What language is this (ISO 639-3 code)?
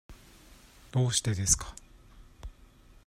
jpn